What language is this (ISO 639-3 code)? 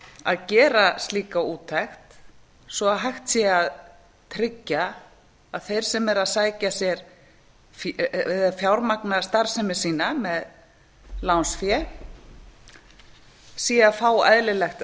isl